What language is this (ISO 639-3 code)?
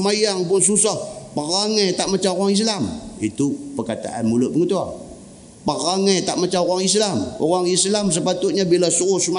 msa